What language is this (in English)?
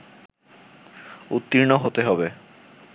Bangla